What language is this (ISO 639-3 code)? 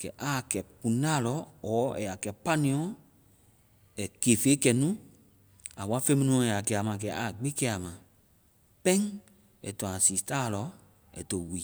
vai